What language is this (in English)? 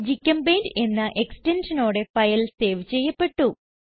Malayalam